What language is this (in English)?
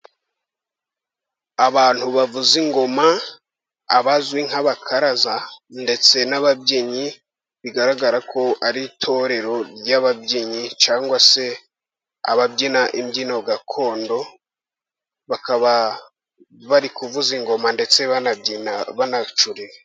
Kinyarwanda